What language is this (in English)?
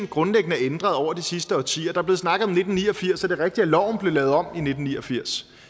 Danish